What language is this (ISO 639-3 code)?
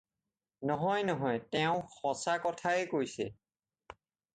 asm